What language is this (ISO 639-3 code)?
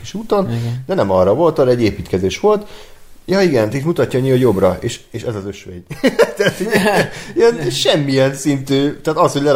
hun